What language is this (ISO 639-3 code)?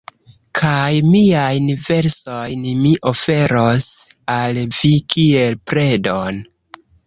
epo